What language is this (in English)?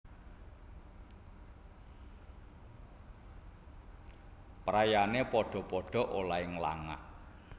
Javanese